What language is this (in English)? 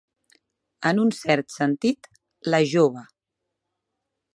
Catalan